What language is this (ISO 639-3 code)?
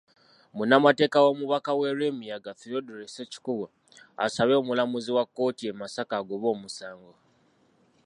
lug